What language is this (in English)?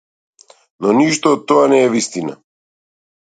Macedonian